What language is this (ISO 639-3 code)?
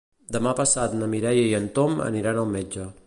cat